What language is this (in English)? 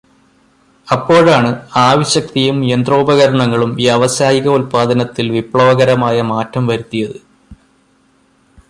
Malayalam